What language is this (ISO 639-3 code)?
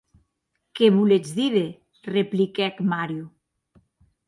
oci